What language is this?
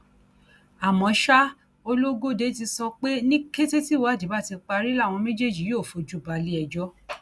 Yoruba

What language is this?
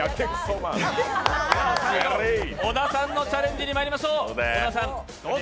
Japanese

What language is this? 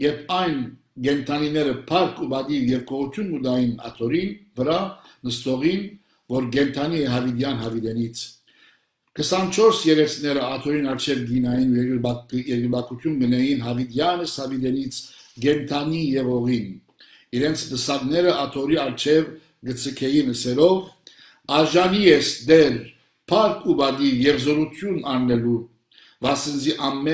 Turkish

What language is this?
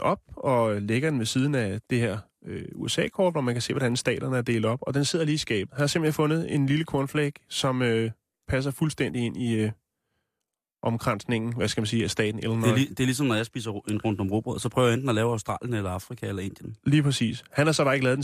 Danish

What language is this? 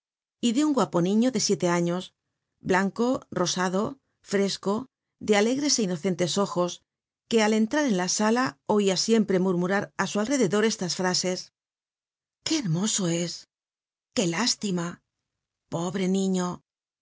Spanish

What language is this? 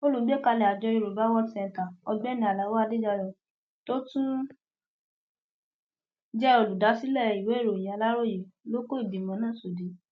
Yoruba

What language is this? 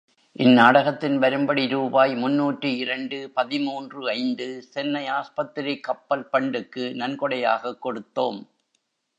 Tamil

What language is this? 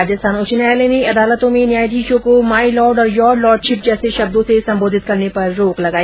Hindi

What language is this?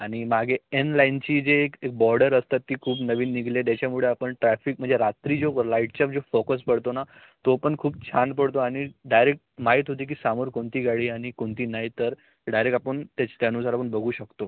Marathi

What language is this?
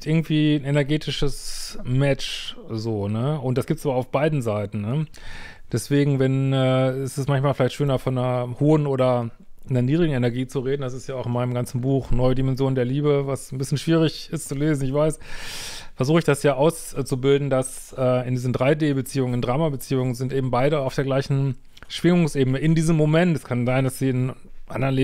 German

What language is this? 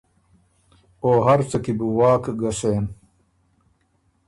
Ormuri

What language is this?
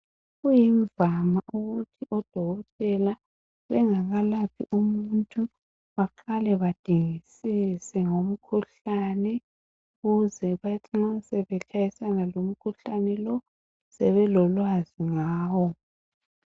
North Ndebele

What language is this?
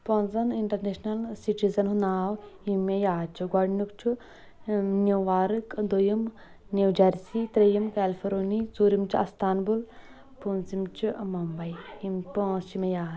Kashmiri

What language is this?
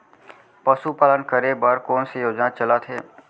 Chhattisgarhi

